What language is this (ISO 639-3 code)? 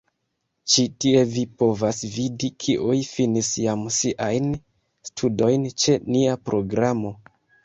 epo